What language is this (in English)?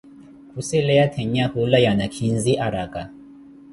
Koti